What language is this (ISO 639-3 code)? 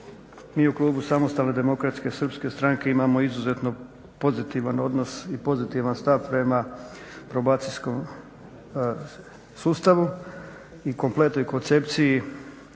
hrv